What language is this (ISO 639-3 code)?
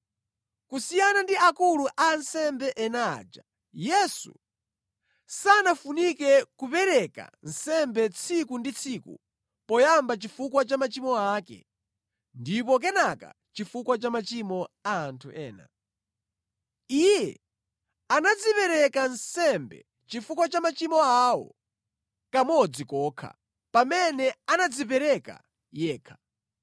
nya